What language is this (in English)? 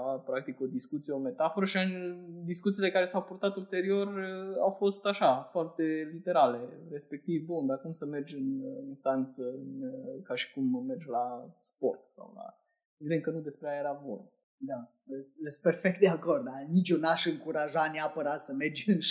Romanian